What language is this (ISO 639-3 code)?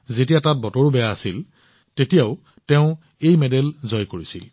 asm